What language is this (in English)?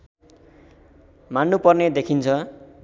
Nepali